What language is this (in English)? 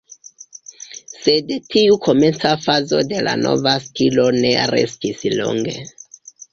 Esperanto